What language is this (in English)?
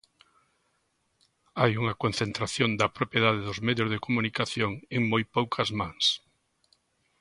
Galician